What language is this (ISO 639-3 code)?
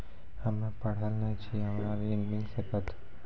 mai